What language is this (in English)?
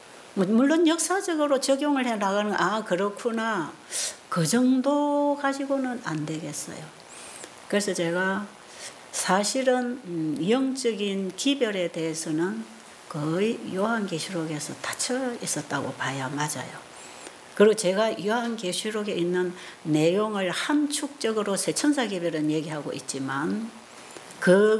Korean